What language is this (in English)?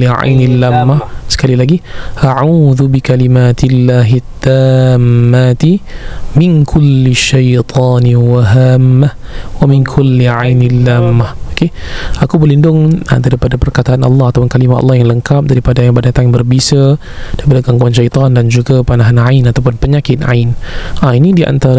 Malay